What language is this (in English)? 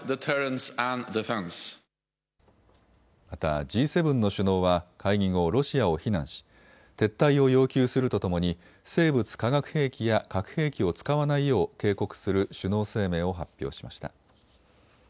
Japanese